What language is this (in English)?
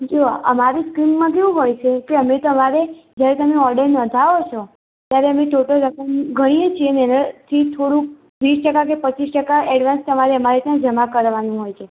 Gujarati